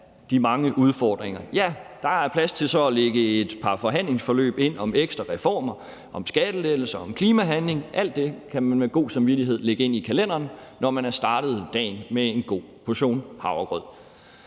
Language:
Danish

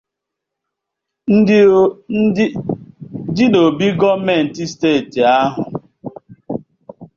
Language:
Igbo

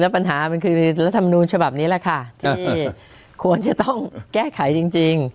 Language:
Thai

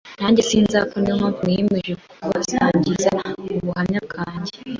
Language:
Kinyarwanda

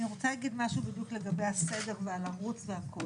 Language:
Hebrew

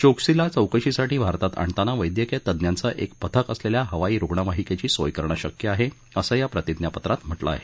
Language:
Marathi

